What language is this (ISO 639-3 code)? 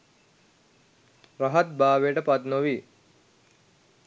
sin